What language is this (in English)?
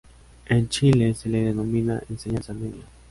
Spanish